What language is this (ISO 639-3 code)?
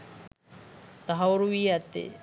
sin